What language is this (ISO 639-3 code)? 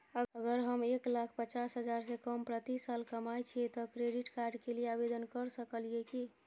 mai